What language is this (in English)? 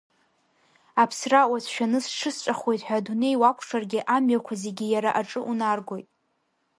Abkhazian